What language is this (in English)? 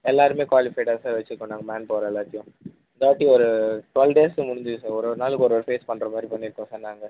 Tamil